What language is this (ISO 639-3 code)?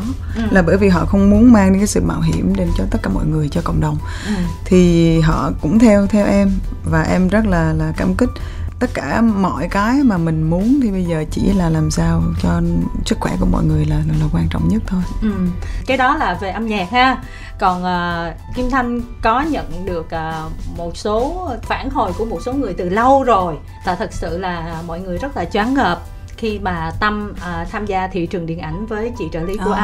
vie